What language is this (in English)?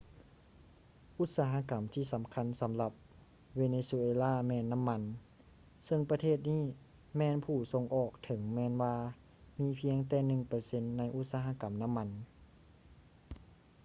Lao